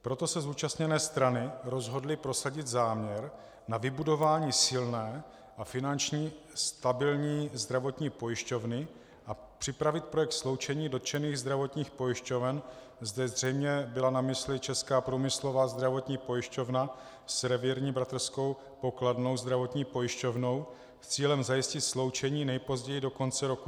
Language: Czech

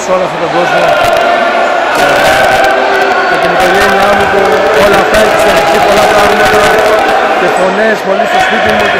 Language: Greek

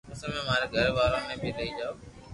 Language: Loarki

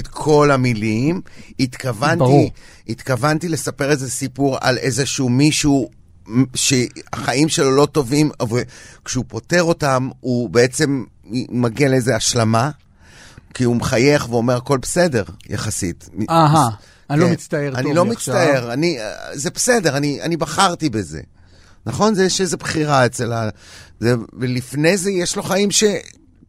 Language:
Hebrew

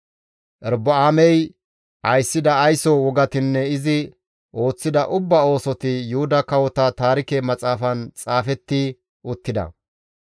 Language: Gamo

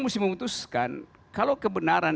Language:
Indonesian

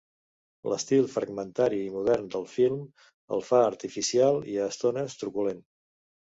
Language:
Catalan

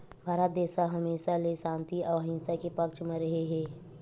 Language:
Chhattisgarhi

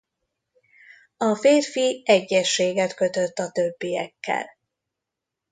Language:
Hungarian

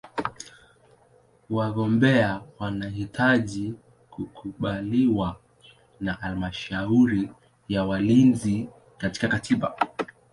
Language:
Swahili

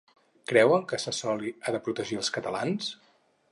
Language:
Catalan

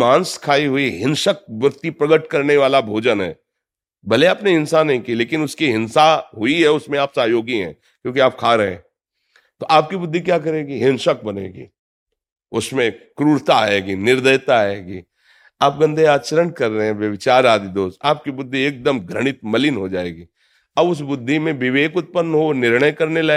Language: Hindi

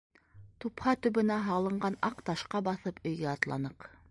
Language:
Bashkir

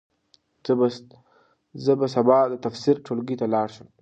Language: Pashto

